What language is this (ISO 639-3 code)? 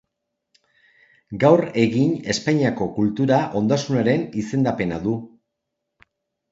eus